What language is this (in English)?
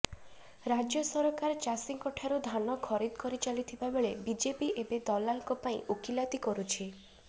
Odia